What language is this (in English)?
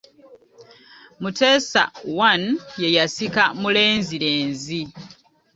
Ganda